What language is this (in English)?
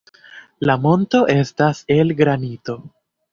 Esperanto